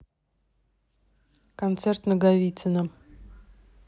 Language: Russian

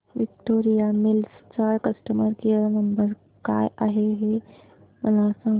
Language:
Marathi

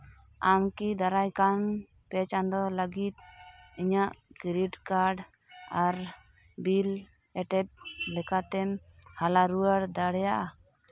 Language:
Santali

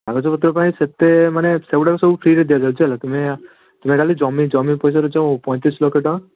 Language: Odia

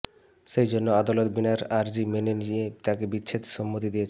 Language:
Bangla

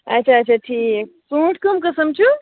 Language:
Kashmiri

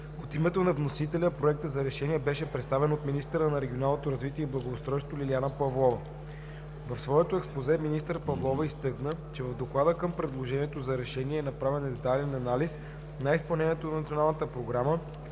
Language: Bulgarian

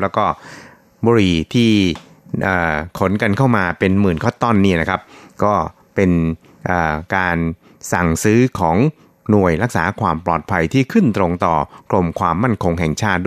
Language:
Thai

